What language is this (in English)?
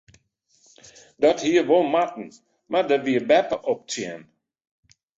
Western Frisian